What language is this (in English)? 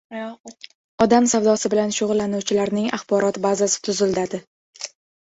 Uzbek